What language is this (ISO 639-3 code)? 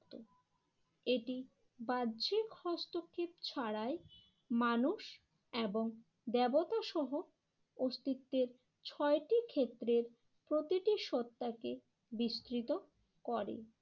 ben